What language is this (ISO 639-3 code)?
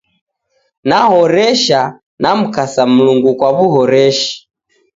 dav